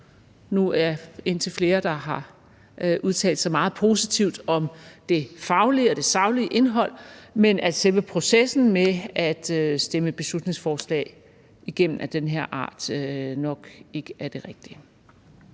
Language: Danish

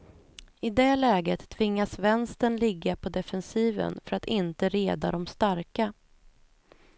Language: Swedish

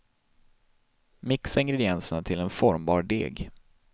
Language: Swedish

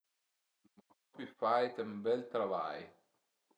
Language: Piedmontese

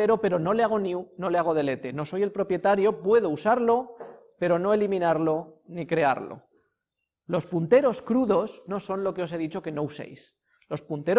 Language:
Spanish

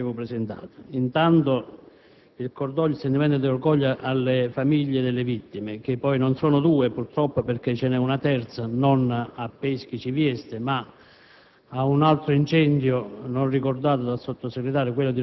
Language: Italian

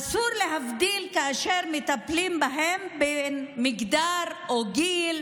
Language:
Hebrew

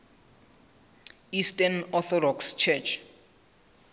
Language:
Southern Sotho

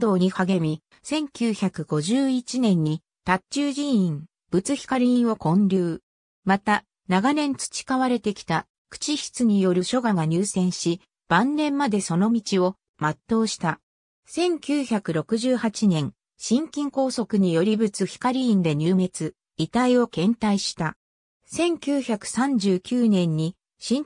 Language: Japanese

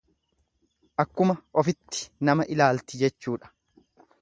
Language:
Oromo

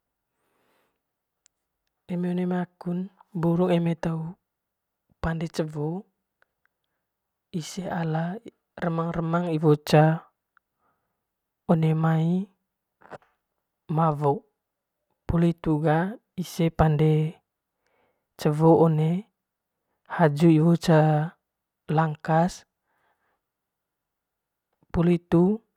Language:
Manggarai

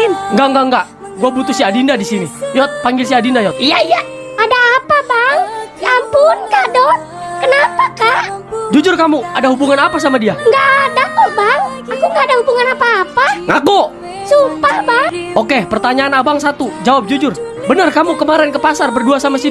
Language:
Indonesian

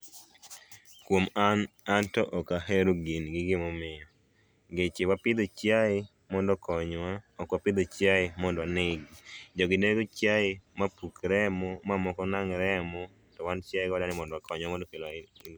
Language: Luo (Kenya and Tanzania)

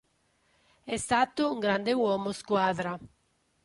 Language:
Italian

